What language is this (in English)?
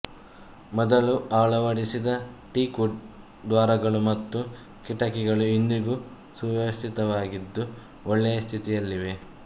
Kannada